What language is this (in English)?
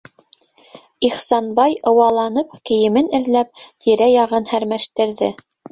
Bashkir